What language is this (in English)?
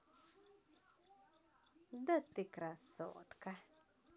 Russian